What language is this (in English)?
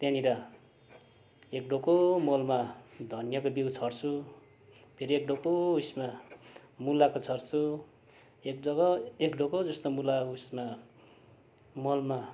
Nepali